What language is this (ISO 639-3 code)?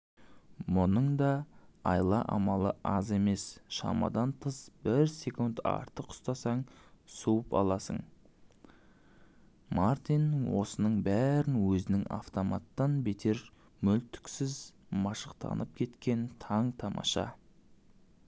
kaz